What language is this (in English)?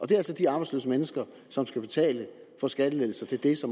Danish